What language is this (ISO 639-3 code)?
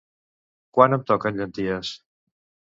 cat